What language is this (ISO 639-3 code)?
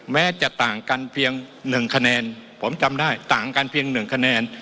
tha